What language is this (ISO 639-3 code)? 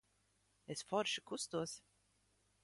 lav